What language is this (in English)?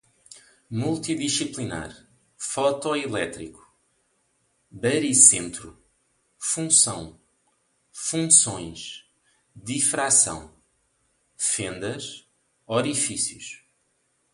Portuguese